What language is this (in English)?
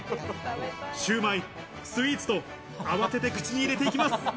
Japanese